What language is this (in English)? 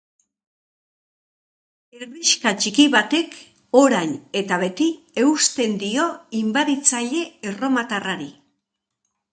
Basque